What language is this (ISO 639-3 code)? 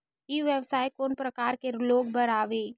hne